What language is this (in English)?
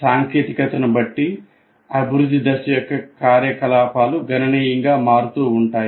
Telugu